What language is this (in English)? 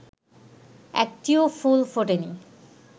Bangla